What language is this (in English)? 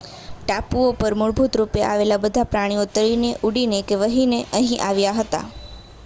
Gujarati